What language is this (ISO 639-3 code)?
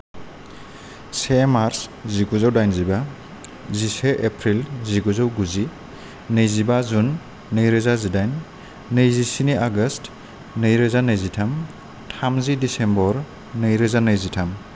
brx